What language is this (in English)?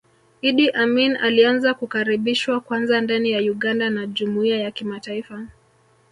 Swahili